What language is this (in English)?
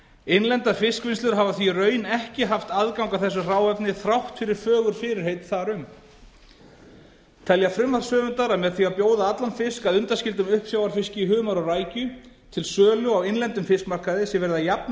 Icelandic